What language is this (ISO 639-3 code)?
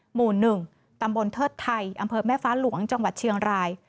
tha